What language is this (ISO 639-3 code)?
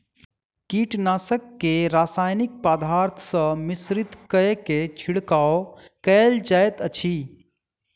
mai